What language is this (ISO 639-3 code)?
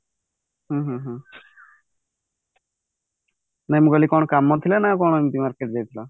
ori